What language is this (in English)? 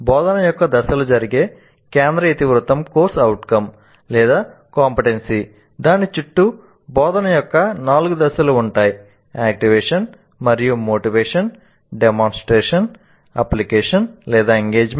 Telugu